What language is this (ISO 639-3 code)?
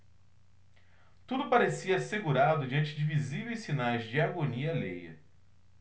por